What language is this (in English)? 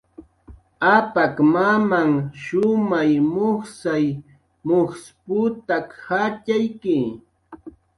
Jaqaru